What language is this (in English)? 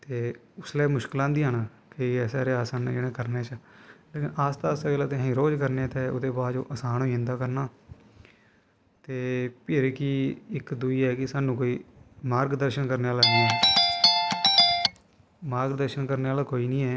Dogri